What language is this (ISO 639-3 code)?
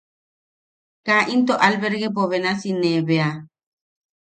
yaq